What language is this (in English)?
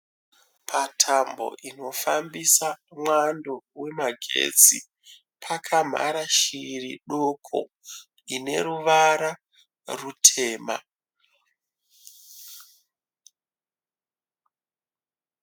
Shona